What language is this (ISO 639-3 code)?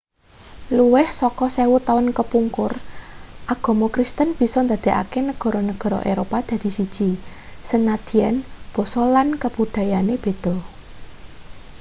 jav